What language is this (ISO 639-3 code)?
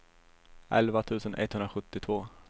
swe